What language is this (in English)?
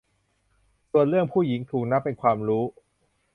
Thai